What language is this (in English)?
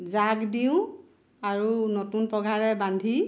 Assamese